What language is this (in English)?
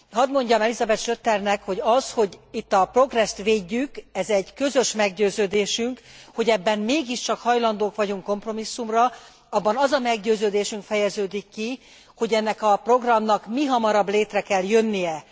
Hungarian